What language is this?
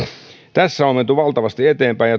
Finnish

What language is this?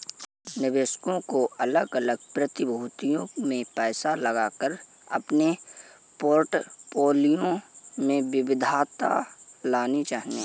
Hindi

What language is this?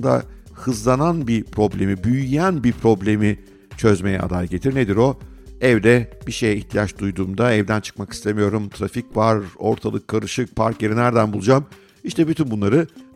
Turkish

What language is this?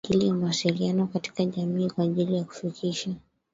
Swahili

